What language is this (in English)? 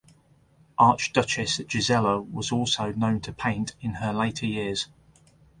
English